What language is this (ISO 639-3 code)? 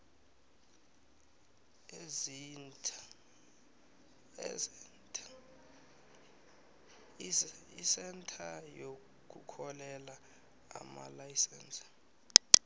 nbl